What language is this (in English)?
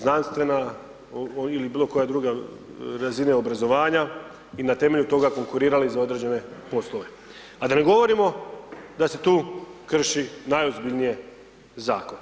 Croatian